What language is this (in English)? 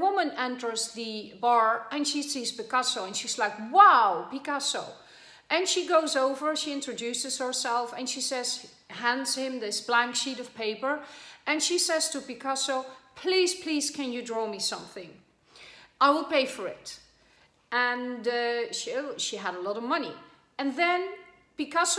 English